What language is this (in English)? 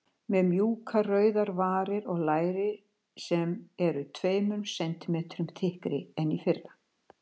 Icelandic